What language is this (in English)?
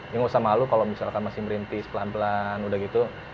Indonesian